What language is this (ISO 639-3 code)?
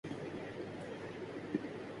urd